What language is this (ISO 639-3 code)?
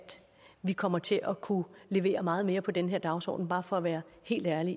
dan